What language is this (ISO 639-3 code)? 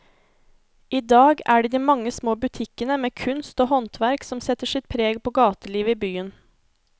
nor